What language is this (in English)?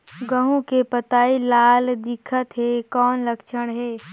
Chhattisgarhi